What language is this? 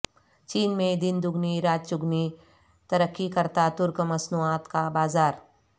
Urdu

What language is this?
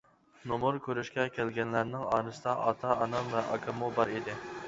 Uyghur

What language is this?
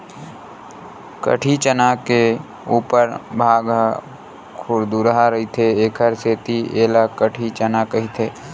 Chhattisgarhi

